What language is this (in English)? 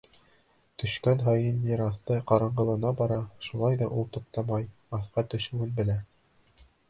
Bashkir